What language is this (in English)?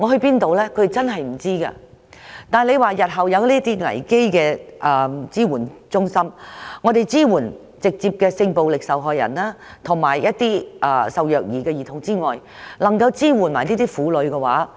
Cantonese